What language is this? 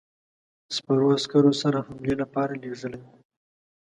Pashto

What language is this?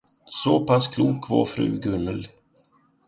Swedish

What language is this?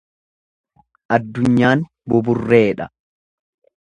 Oromo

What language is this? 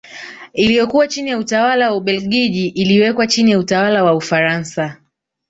Swahili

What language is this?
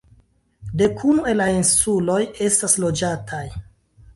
Esperanto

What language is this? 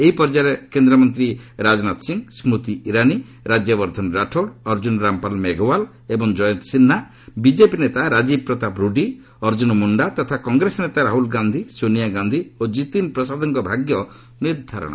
Odia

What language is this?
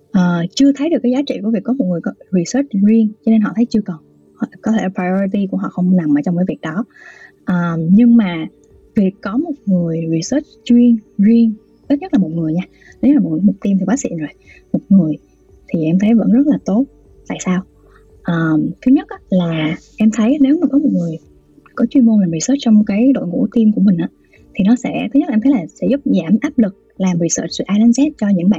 Vietnamese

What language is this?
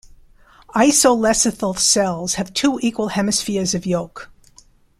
English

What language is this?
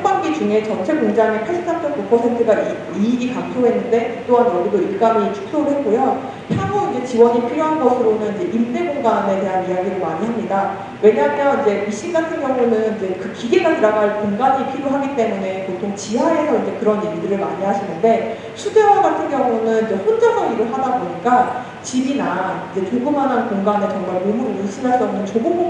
Korean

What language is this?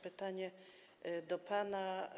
Polish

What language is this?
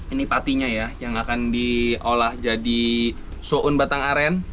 Indonesian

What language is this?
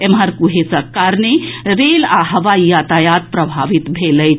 Maithili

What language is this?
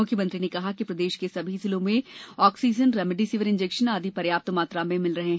Hindi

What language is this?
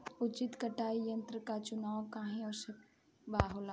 Bhojpuri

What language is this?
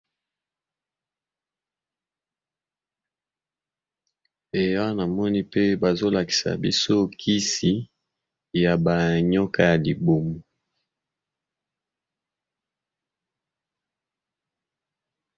Lingala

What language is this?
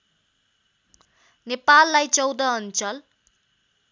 Nepali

